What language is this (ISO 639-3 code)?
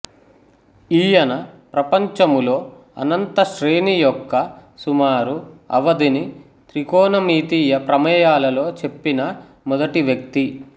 tel